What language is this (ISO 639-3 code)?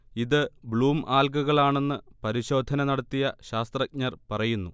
mal